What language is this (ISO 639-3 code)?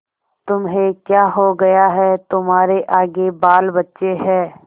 hin